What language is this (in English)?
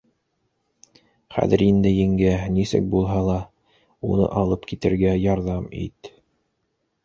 Bashkir